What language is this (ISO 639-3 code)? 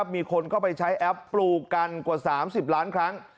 tha